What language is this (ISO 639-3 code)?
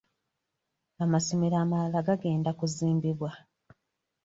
lug